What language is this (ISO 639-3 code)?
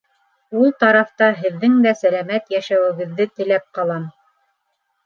bak